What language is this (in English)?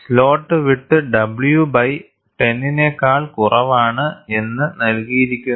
Malayalam